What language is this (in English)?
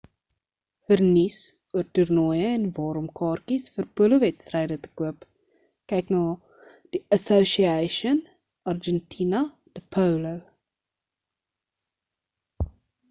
Afrikaans